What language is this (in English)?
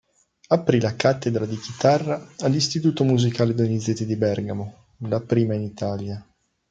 Italian